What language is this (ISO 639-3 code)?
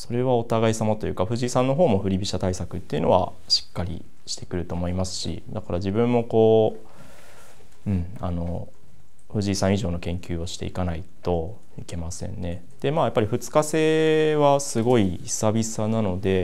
jpn